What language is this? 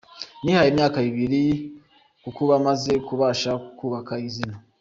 Kinyarwanda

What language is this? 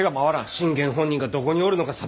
Japanese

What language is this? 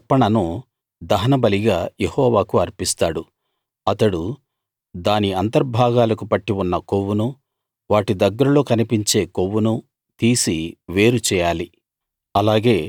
Telugu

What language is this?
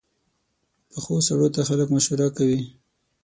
Pashto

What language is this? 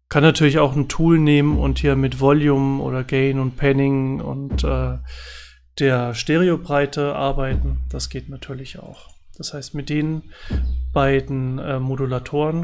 German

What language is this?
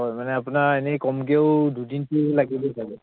Assamese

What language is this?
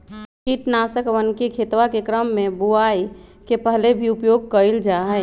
Magahi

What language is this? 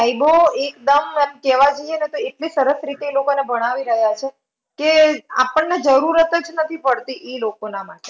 Gujarati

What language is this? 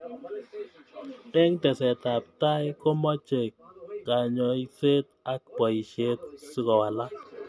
Kalenjin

